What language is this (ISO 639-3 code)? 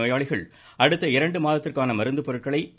tam